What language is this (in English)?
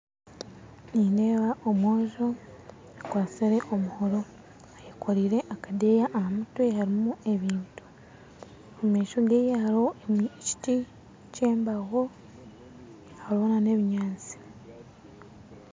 Nyankole